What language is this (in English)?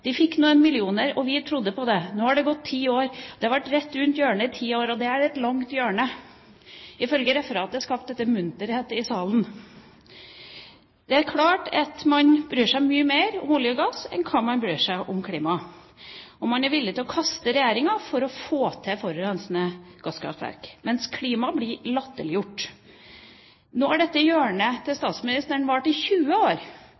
Norwegian Nynorsk